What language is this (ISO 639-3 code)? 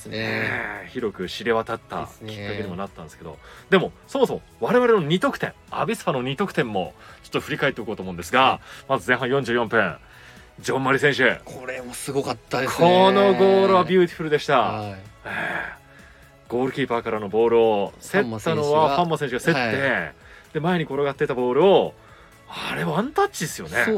jpn